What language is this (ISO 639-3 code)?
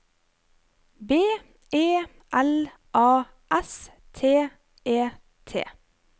nor